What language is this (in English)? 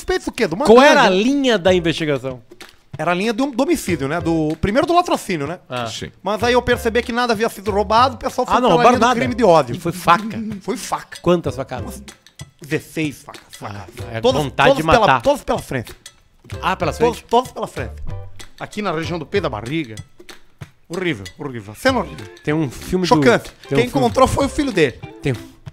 Portuguese